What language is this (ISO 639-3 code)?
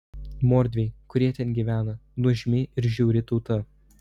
lit